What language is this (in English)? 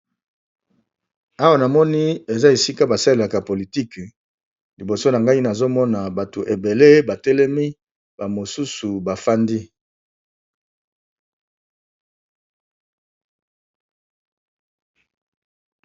Lingala